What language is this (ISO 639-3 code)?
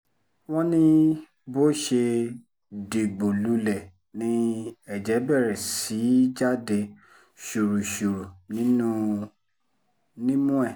yor